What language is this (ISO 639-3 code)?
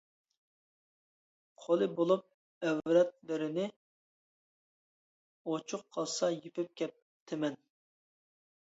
uig